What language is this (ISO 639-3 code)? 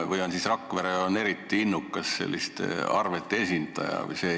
est